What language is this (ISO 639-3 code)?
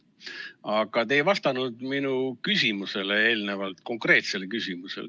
est